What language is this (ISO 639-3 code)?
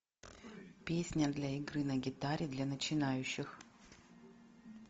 rus